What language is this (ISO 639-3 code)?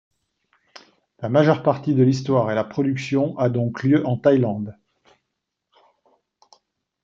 fra